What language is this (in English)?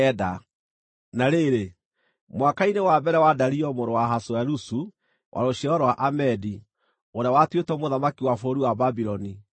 Kikuyu